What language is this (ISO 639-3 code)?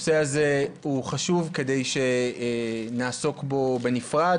heb